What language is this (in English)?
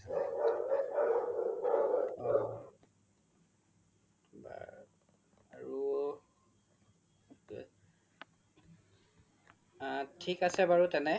Assamese